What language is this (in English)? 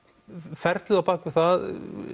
Icelandic